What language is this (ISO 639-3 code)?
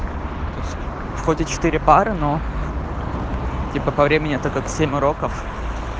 rus